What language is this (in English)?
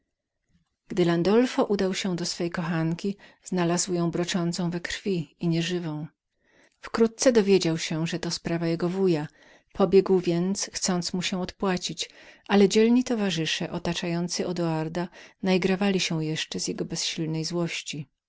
Polish